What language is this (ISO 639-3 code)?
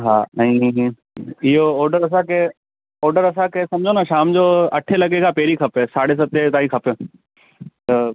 snd